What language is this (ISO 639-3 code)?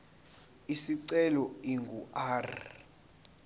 zul